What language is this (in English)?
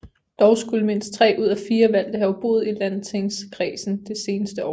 Danish